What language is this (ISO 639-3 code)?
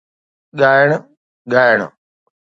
snd